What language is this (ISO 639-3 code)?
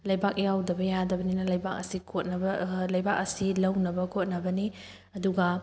mni